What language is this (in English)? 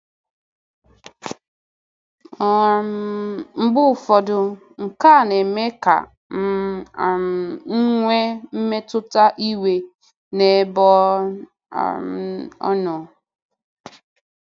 Igbo